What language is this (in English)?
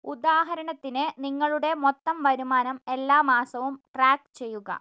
Malayalam